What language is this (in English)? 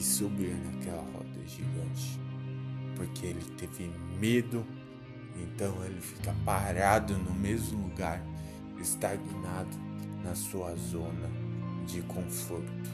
Portuguese